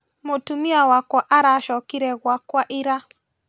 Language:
Kikuyu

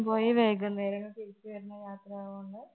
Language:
Malayalam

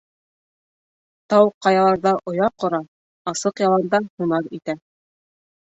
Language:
Bashkir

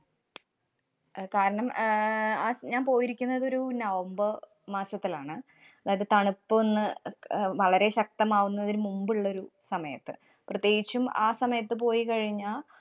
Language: Malayalam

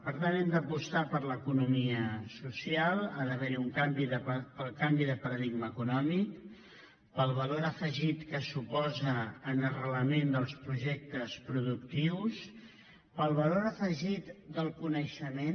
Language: Catalan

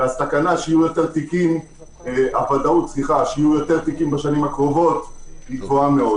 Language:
Hebrew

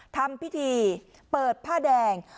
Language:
Thai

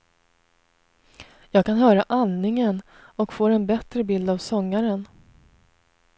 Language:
Swedish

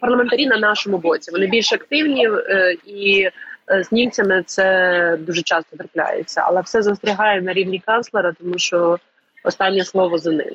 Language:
Ukrainian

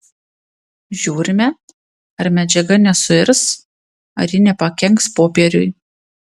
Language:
Lithuanian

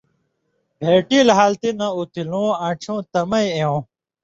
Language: Indus Kohistani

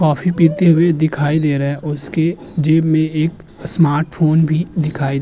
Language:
Hindi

